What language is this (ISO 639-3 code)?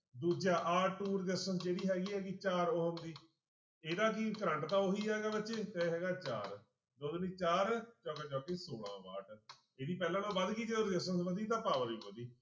pan